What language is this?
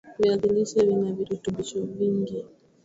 Swahili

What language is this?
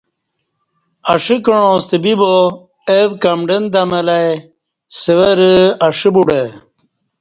Kati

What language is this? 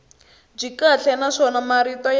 Tsonga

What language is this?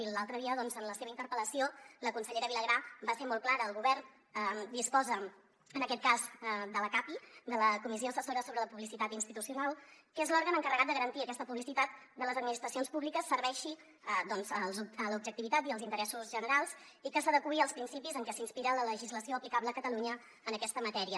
Catalan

